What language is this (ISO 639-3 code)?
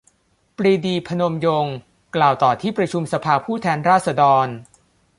tha